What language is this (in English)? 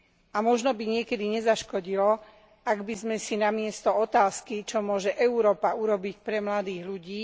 Slovak